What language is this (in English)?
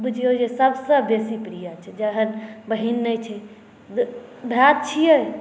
Maithili